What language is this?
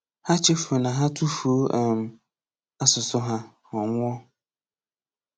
Igbo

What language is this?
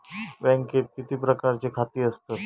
Marathi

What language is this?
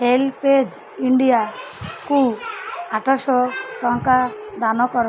Odia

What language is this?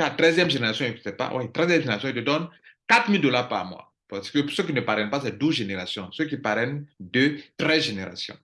French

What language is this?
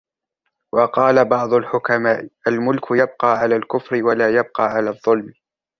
Arabic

